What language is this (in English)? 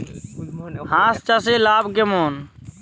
Bangla